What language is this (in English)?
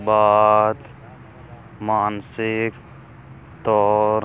Punjabi